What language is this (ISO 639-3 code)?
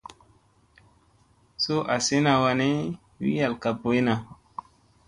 mse